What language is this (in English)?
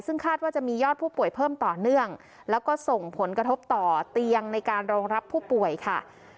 Thai